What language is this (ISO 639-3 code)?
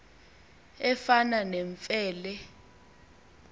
xho